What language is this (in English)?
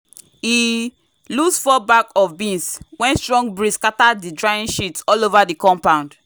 Nigerian Pidgin